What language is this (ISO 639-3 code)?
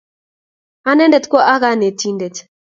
kln